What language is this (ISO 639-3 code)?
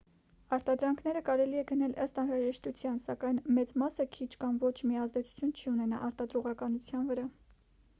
hye